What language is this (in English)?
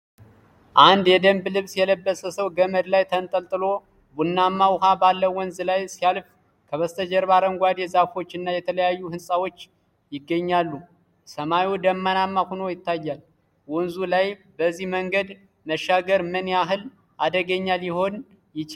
Amharic